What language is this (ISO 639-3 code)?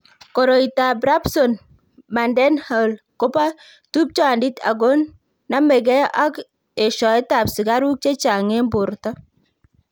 kln